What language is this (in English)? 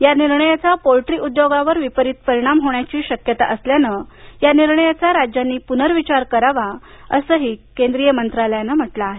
Marathi